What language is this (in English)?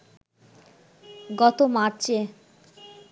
Bangla